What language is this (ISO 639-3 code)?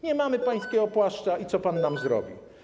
pol